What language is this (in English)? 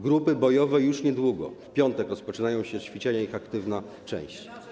Polish